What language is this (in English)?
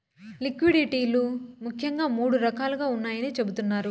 Telugu